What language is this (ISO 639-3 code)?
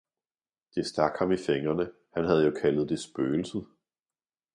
dan